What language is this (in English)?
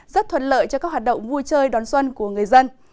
Vietnamese